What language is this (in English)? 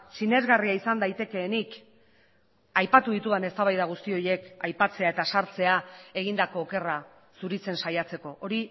Basque